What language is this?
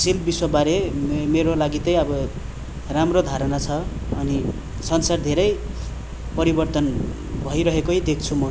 Nepali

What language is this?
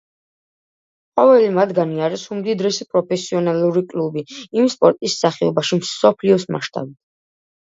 Georgian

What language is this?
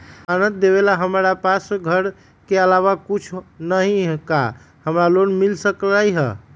Magahi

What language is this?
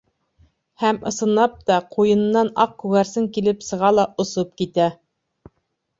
Bashkir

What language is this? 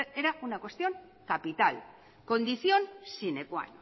Spanish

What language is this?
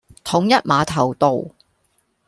Cantonese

